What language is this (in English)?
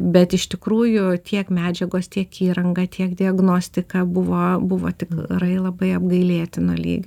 Lithuanian